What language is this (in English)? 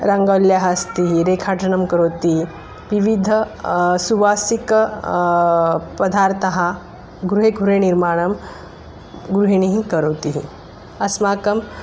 Sanskrit